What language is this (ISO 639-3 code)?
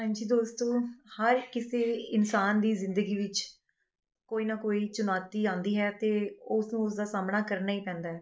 pan